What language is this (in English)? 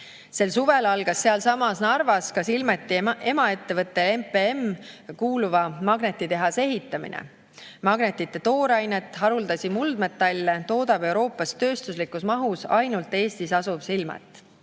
Estonian